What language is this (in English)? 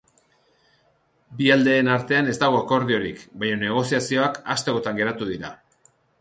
Basque